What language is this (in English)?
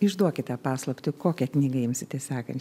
Lithuanian